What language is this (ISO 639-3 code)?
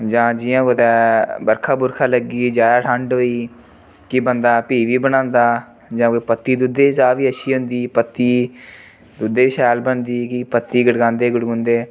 doi